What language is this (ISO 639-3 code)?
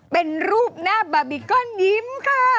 tha